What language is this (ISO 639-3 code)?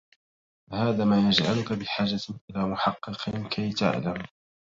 ara